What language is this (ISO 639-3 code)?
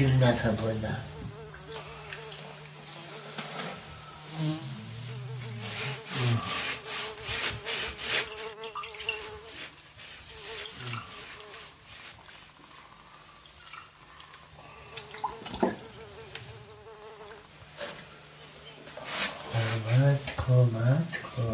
pol